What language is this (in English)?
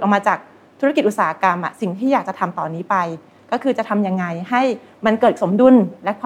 Thai